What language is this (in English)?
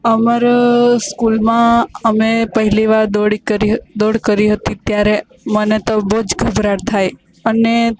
Gujarati